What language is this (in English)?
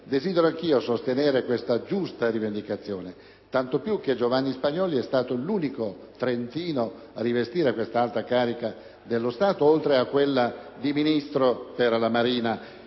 Italian